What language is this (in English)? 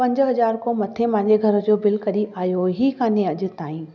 Sindhi